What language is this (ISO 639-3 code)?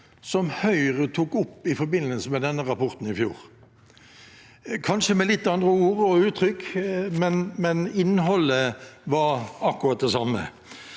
nor